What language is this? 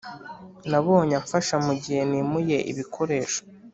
Kinyarwanda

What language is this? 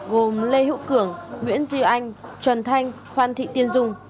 Vietnamese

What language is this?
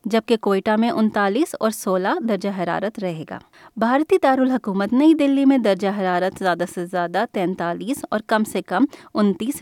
Urdu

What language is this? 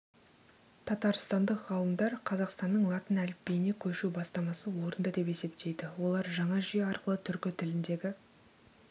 Kazakh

